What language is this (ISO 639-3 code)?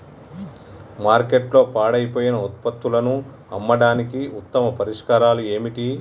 tel